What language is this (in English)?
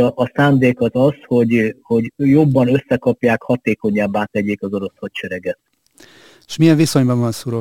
Hungarian